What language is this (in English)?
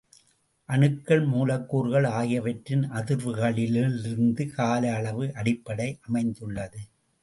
Tamil